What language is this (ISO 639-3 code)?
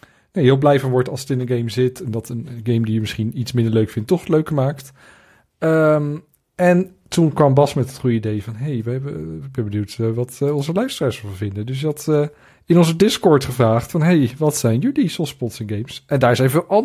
nld